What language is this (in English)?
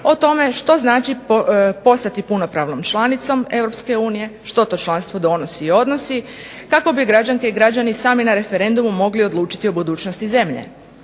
Croatian